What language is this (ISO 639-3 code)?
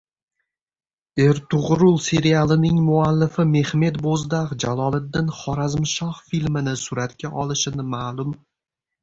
uzb